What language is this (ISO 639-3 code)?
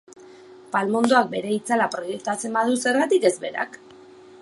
eus